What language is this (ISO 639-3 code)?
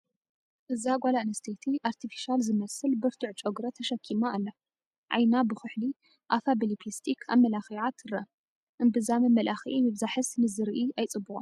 tir